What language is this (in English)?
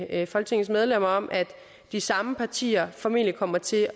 Danish